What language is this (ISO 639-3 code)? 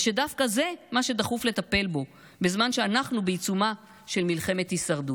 heb